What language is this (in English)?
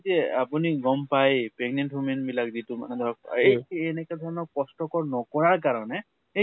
Assamese